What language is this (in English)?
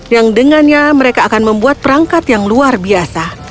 Indonesian